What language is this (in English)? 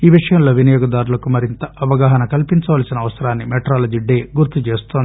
Telugu